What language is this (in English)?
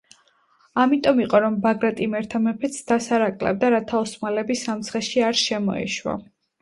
Georgian